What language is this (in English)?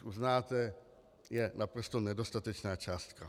Czech